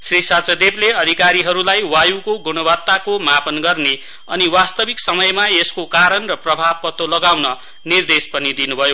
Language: Nepali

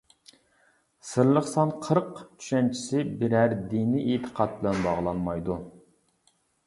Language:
Uyghur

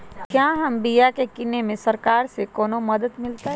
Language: Magahi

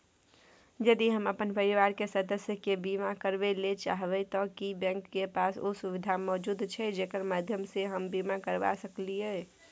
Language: Maithili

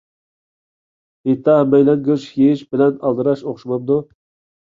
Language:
Uyghur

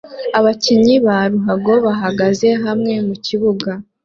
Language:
Kinyarwanda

